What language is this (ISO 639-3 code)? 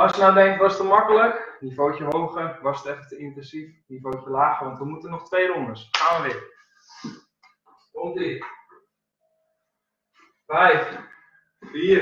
nld